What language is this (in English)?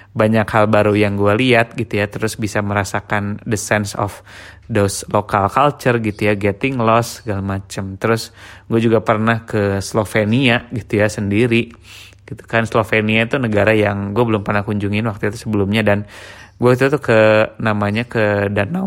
Indonesian